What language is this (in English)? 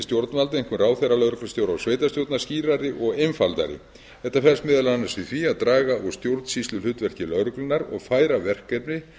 Icelandic